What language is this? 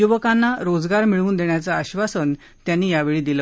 Marathi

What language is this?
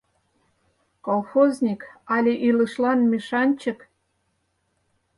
Mari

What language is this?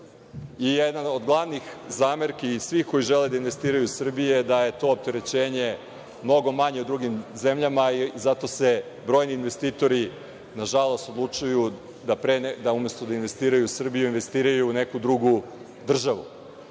Serbian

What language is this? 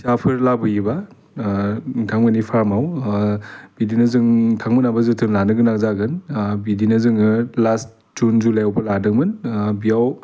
Bodo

